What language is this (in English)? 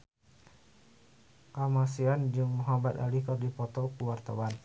Sundanese